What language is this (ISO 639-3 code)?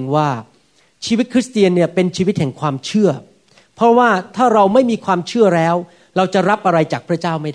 tha